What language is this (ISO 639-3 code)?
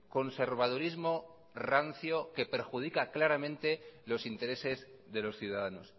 spa